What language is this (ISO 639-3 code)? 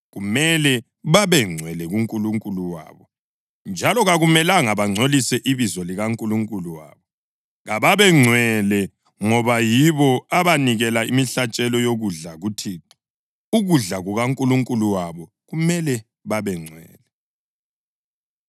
nde